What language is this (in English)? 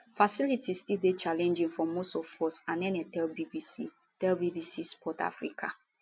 Nigerian Pidgin